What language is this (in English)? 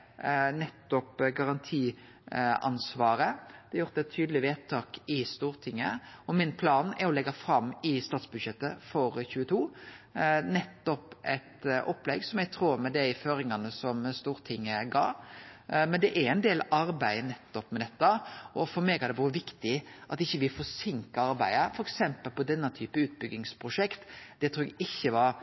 Norwegian Nynorsk